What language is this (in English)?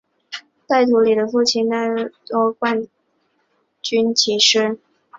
Chinese